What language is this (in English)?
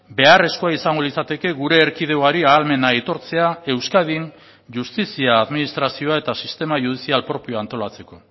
Basque